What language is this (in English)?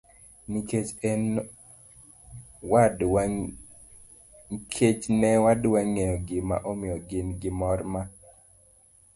Luo (Kenya and Tanzania)